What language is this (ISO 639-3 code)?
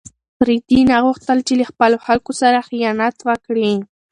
pus